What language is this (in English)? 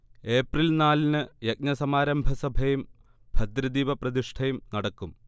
Malayalam